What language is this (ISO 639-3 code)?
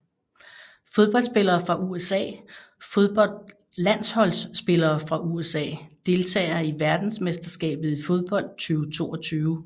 dan